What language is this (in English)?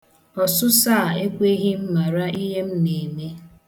Igbo